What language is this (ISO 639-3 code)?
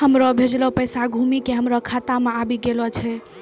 mai